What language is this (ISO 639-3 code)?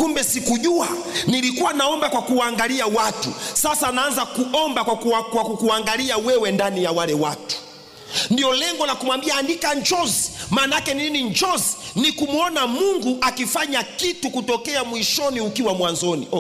swa